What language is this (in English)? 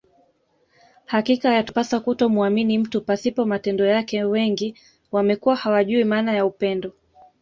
Swahili